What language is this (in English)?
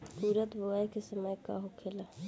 Bhojpuri